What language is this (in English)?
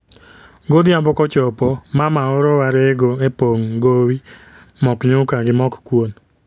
Luo (Kenya and Tanzania)